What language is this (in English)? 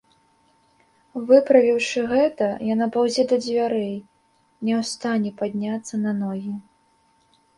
Belarusian